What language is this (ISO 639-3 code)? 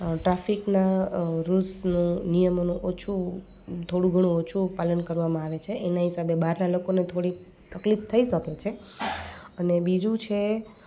guj